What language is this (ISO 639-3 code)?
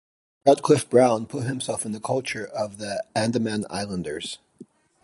eng